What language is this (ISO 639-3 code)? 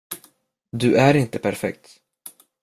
swe